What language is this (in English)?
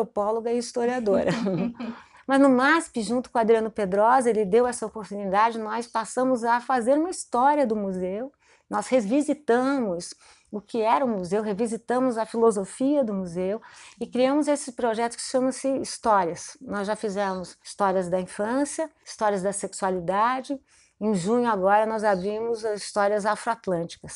Portuguese